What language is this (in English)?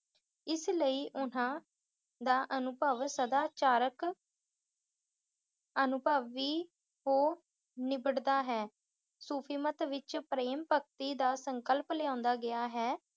Punjabi